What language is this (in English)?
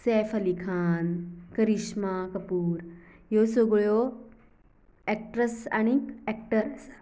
Konkani